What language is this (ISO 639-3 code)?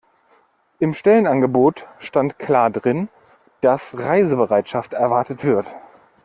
deu